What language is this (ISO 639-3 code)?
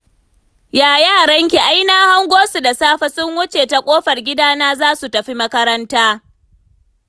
hau